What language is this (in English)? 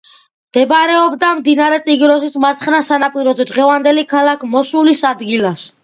Georgian